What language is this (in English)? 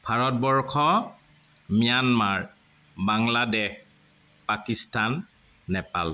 Assamese